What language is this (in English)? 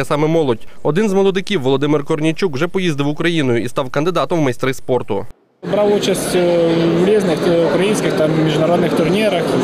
Ukrainian